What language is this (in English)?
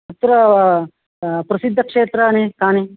Sanskrit